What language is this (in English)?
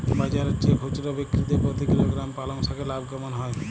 Bangla